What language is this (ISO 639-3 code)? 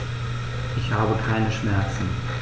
deu